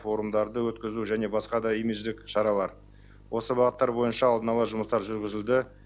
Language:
Kazakh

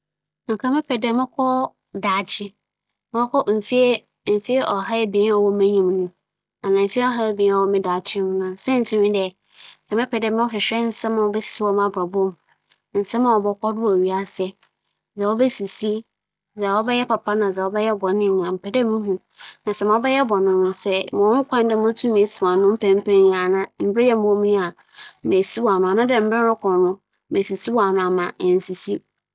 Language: Akan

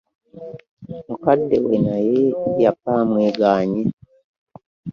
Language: Ganda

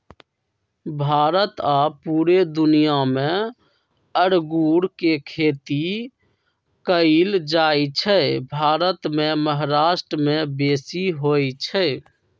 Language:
Magahi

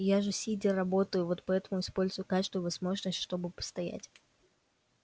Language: Russian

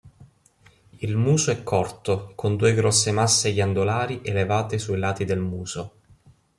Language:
Italian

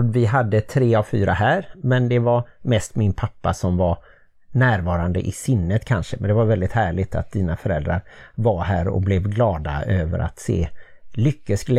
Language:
Swedish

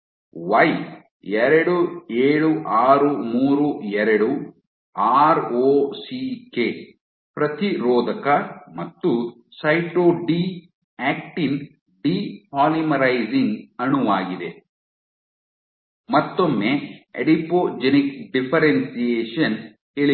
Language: Kannada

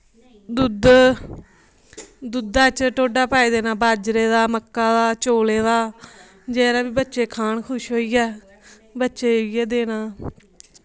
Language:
Dogri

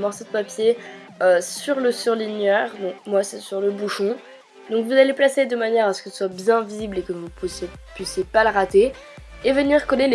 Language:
French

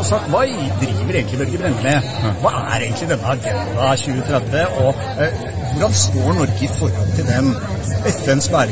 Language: Norwegian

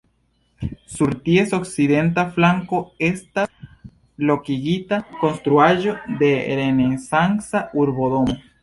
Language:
Esperanto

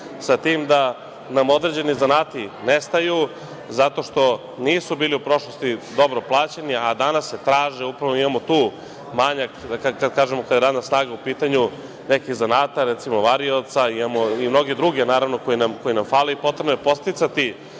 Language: Serbian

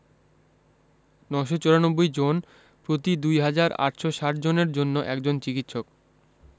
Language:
Bangla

